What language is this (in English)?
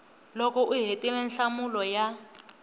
Tsonga